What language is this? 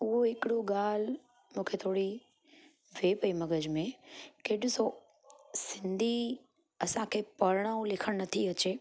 Sindhi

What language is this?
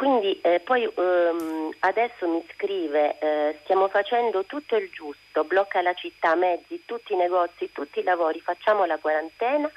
Italian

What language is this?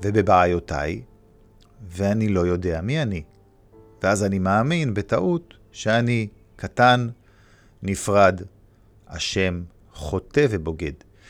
Hebrew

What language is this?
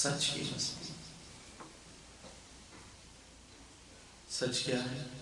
Hindi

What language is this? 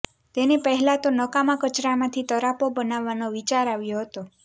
Gujarati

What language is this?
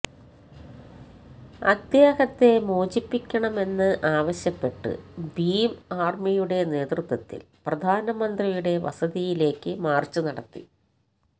Malayalam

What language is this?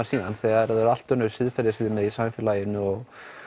Icelandic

